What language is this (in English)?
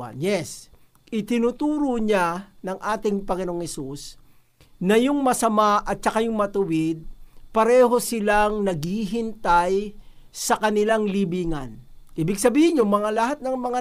Filipino